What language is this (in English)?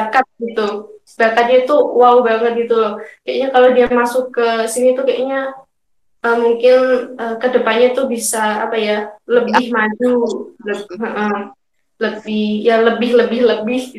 Indonesian